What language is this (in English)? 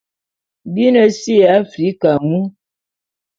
Bulu